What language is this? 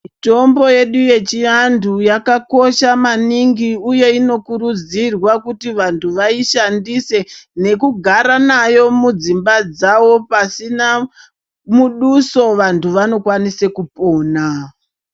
Ndau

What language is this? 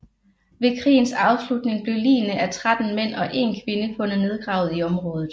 Danish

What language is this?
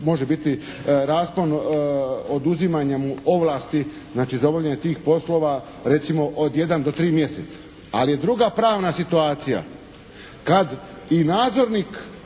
Croatian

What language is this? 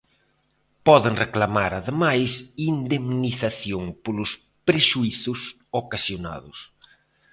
Galician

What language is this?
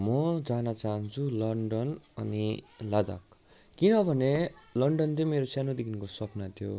Nepali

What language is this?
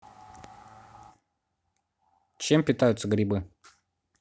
Russian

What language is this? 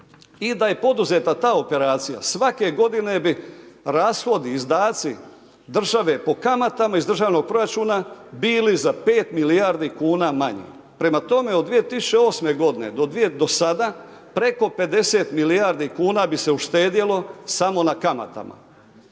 Croatian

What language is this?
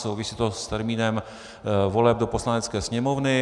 Czech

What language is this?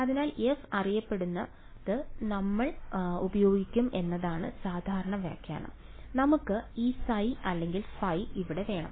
Malayalam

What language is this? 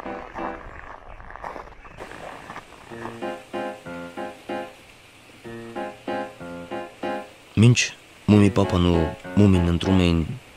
Romanian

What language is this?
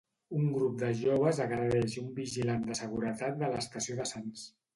Catalan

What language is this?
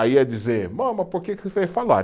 Portuguese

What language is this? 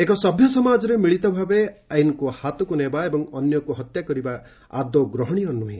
Odia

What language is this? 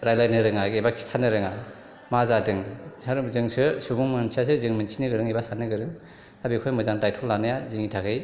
Bodo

